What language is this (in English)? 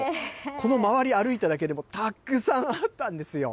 Japanese